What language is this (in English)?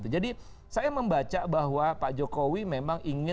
Indonesian